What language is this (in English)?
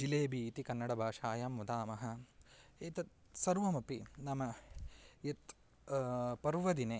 Sanskrit